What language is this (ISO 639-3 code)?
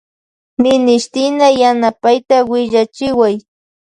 qvj